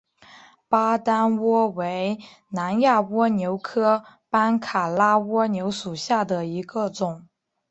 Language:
Chinese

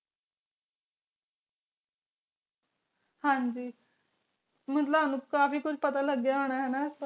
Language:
Punjabi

